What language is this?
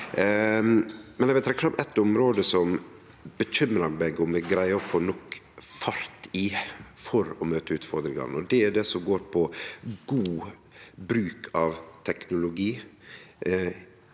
Norwegian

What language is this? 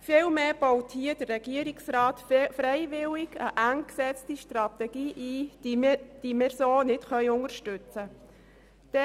Swiss German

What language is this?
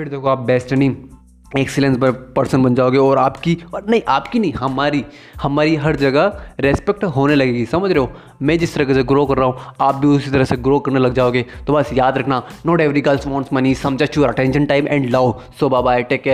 Hindi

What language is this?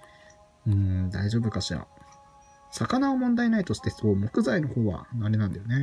Japanese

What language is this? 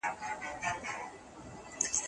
Pashto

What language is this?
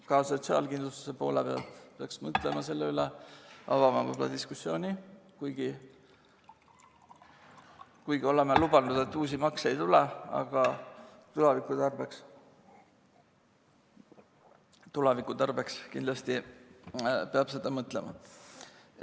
Estonian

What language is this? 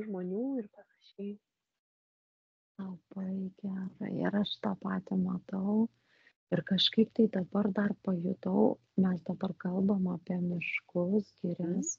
Lithuanian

